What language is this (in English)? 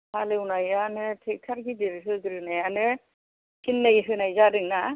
Bodo